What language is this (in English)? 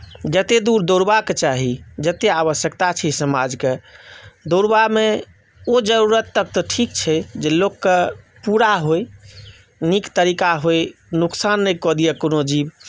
Maithili